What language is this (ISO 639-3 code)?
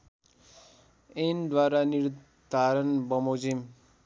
nep